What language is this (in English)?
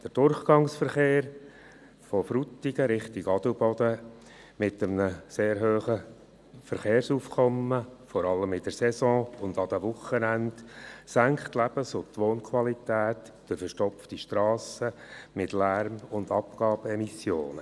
Swiss German